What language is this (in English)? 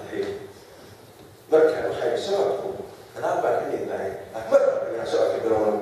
Arabic